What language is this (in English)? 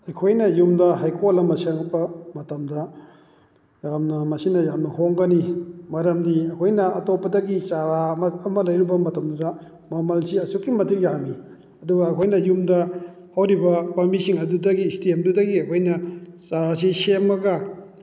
Manipuri